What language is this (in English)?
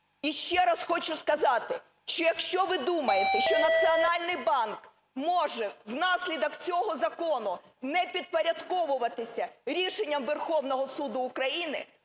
Ukrainian